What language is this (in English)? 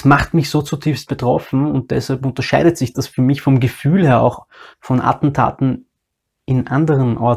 German